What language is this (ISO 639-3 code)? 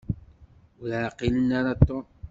kab